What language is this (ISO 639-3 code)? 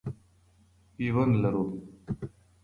pus